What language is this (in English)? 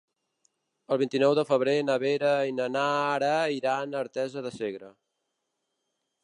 Catalan